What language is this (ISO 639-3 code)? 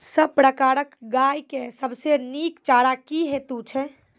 mai